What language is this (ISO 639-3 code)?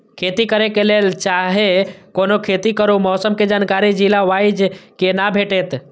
mai